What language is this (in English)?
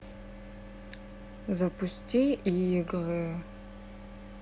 Russian